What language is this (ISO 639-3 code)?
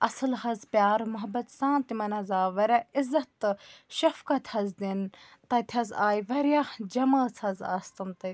kas